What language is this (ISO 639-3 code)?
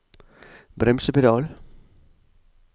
nor